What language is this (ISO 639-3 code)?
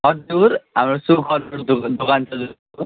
nep